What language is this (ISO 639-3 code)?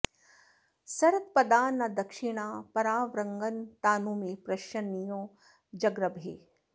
san